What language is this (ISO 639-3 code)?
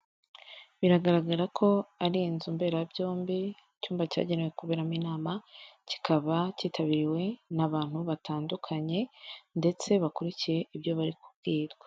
kin